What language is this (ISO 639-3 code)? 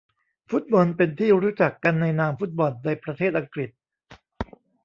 tha